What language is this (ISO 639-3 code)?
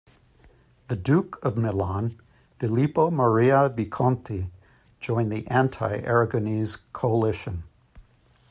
eng